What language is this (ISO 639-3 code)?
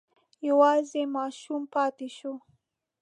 pus